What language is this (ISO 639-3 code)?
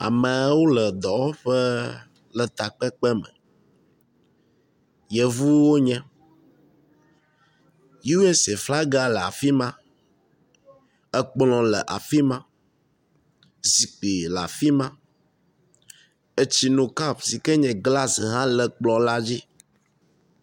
ewe